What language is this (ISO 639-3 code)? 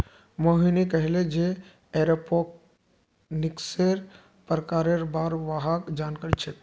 mag